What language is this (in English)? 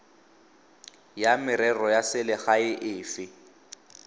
Tswana